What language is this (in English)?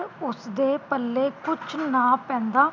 Punjabi